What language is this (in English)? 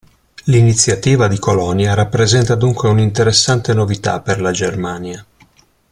Italian